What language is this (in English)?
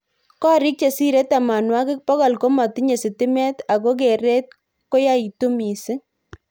Kalenjin